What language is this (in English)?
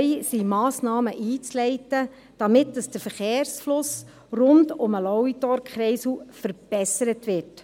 Swiss German